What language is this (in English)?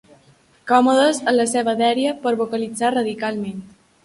Catalan